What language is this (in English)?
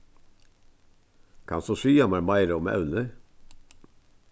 Faroese